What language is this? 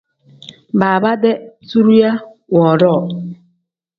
Tem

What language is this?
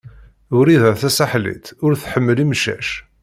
Kabyle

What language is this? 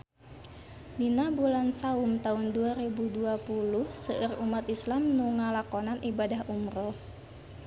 Sundanese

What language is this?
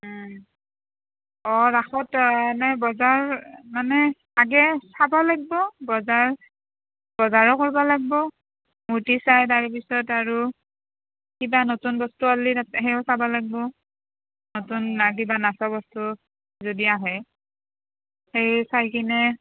Assamese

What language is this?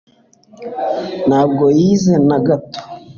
Kinyarwanda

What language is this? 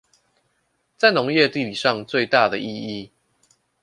Chinese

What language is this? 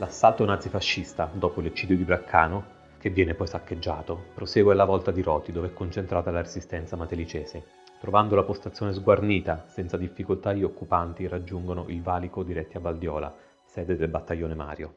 Italian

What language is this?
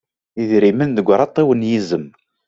Kabyle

